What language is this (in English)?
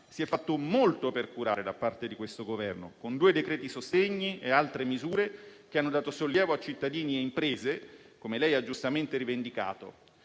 Italian